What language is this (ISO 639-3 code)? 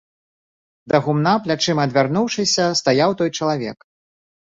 bel